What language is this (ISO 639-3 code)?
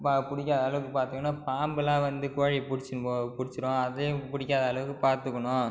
tam